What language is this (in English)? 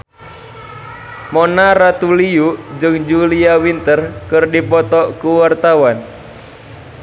Sundanese